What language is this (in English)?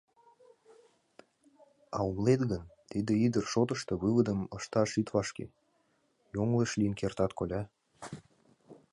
Mari